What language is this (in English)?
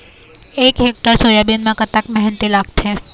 Chhattisgarhi